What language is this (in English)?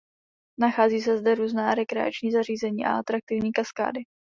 Czech